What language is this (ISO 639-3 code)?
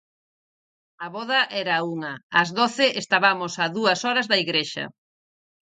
glg